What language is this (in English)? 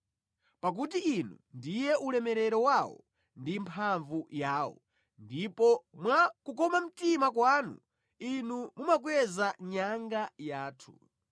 Nyanja